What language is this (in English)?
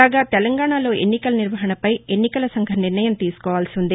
Telugu